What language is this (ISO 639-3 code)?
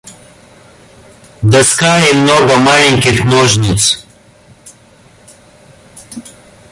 rus